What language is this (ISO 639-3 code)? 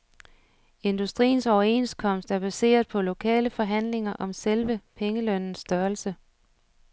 dan